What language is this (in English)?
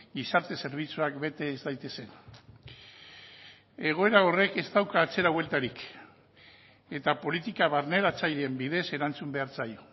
Basque